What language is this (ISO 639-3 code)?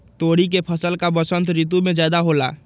mag